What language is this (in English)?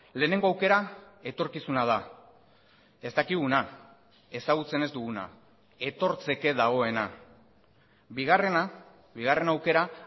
Basque